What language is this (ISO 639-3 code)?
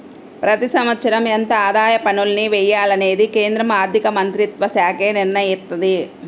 tel